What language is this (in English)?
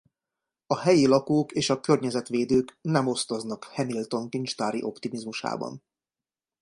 Hungarian